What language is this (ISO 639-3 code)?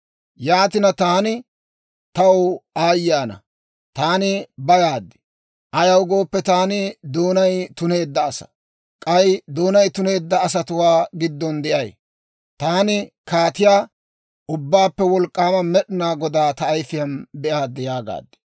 dwr